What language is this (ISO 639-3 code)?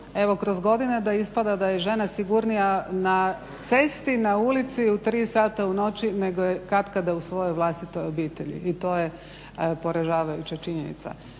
hrv